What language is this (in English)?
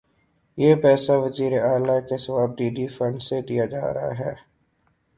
Urdu